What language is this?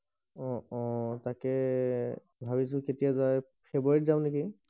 Assamese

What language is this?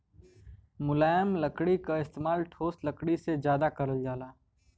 Bhojpuri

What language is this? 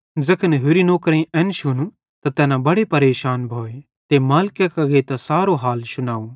Bhadrawahi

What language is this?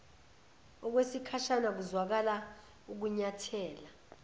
Zulu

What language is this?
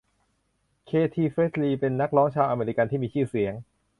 Thai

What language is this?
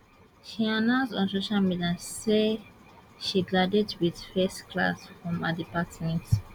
Nigerian Pidgin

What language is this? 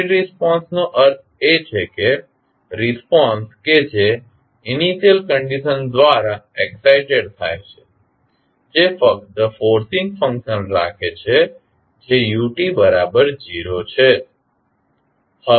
Gujarati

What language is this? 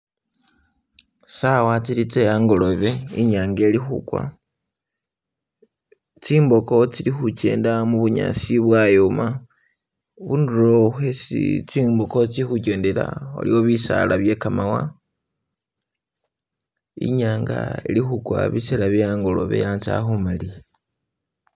Masaaba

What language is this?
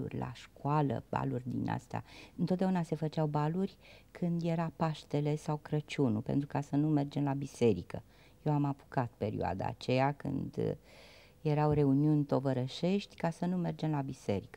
Romanian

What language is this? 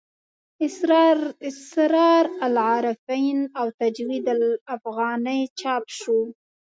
Pashto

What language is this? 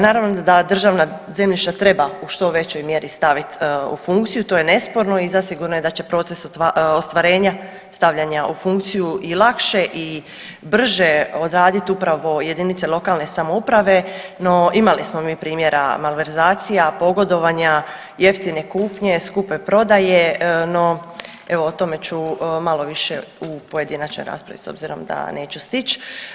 Croatian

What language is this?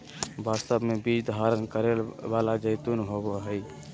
Magahi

